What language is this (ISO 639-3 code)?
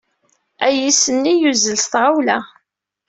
kab